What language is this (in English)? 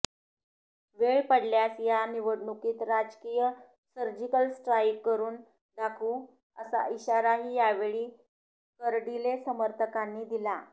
Marathi